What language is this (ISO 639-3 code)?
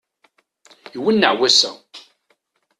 kab